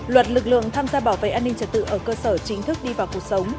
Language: Vietnamese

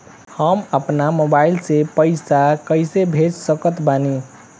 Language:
Bhojpuri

